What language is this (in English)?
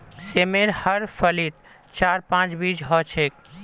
Magahi